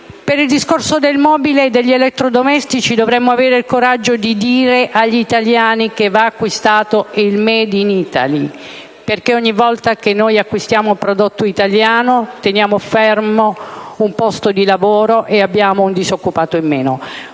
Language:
Italian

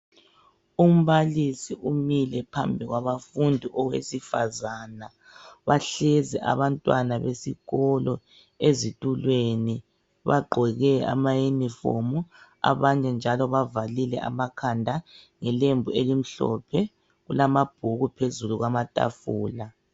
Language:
North Ndebele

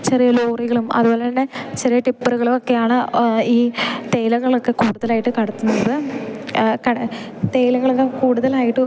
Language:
Malayalam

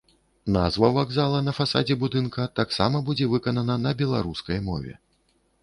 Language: Belarusian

